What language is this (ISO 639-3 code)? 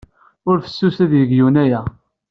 kab